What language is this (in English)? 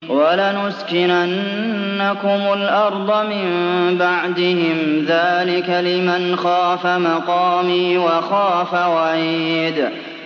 Arabic